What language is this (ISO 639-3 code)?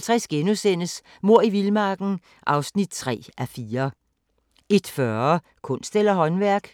dan